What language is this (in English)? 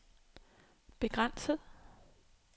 Danish